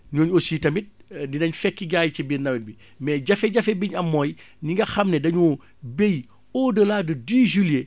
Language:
Wolof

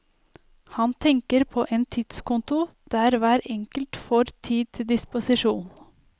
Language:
Norwegian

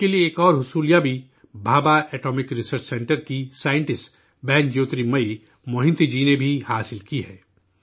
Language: Urdu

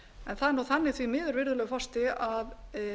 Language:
Icelandic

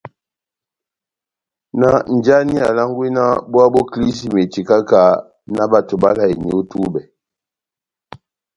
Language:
Batanga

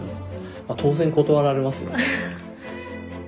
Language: Japanese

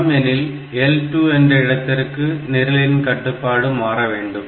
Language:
Tamil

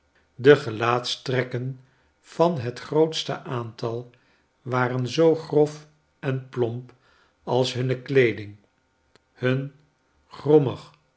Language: Dutch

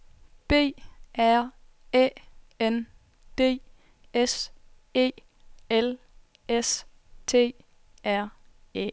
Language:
Danish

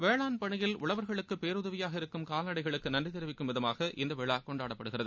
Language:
Tamil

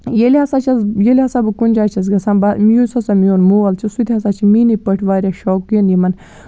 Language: Kashmiri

